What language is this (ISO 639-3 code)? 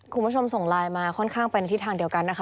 tha